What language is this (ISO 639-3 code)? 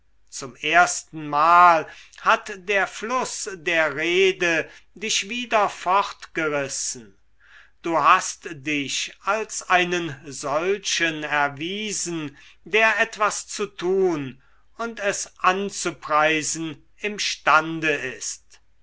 deu